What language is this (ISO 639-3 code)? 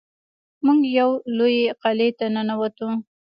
pus